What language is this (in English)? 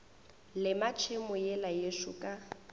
Northern Sotho